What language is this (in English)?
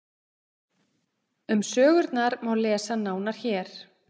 Icelandic